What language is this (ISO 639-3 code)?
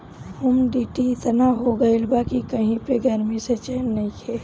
bho